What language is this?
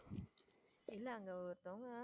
Tamil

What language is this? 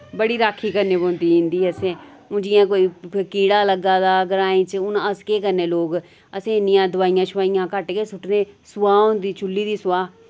Dogri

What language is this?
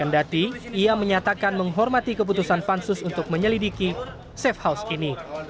Indonesian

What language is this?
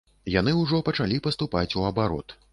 Belarusian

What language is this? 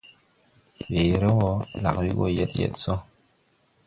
Tupuri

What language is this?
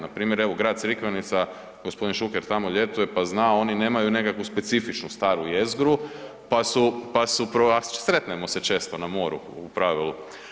Croatian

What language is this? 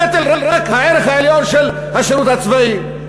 Hebrew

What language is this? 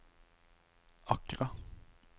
Norwegian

